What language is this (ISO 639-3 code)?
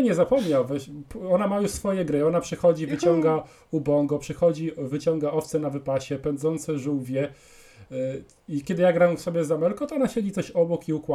pol